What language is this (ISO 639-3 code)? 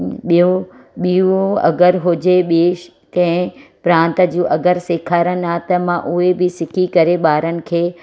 snd